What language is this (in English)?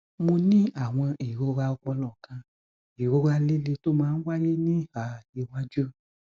Yoruba